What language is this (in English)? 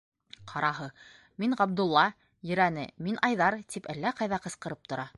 Bashkir